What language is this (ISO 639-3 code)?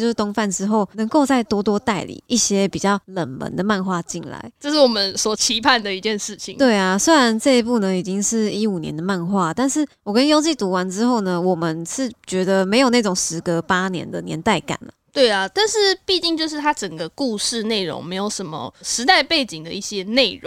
zho